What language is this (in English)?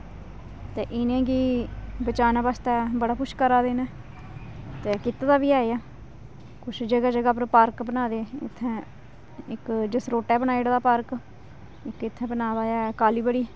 Dogri